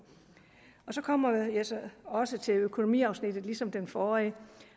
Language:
Danish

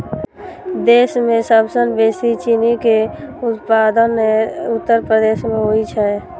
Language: Maithili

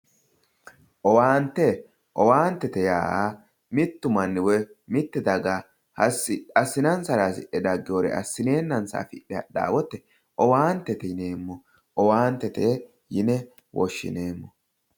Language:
Sidamo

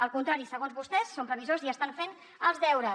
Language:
Catalan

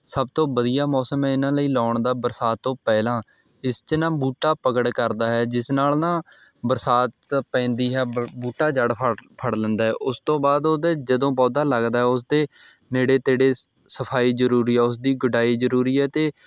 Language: Punjabi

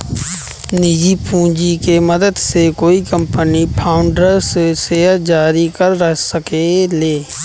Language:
Bhojpuri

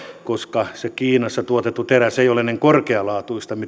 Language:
Finnish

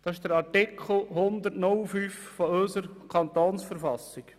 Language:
Swiss German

